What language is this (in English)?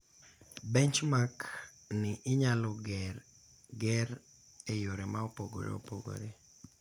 Luo (Kenya and Tanzania)